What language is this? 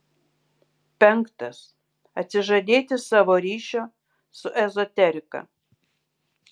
Lithuanian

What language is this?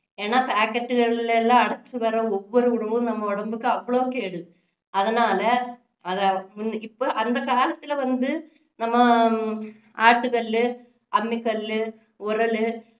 Tamil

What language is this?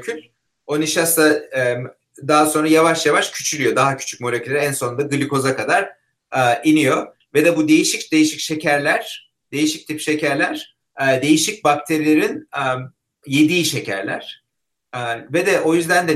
Turkish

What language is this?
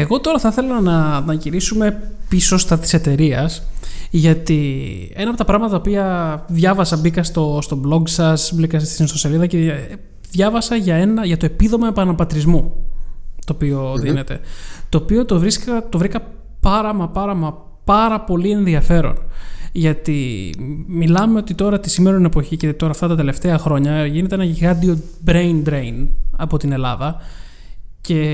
Greek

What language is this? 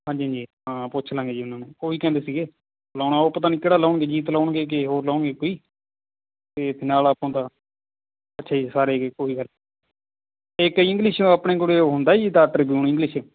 Punjabi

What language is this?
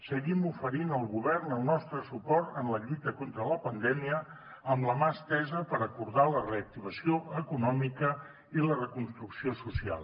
Catalan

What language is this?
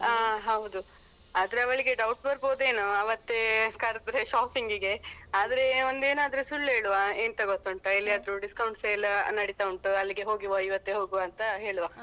Kannada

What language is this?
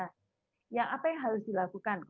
Indonesian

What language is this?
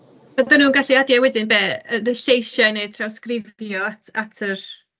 Welsh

